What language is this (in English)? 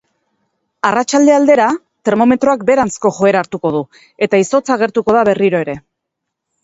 Basque